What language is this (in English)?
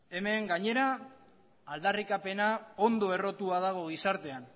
Basque